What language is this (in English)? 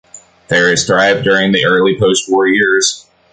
English